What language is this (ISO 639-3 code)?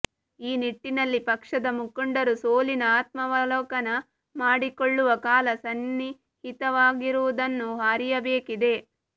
kan